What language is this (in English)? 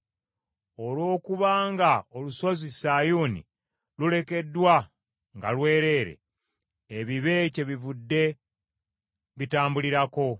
Ganda